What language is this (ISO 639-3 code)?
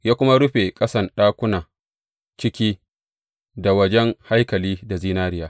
hau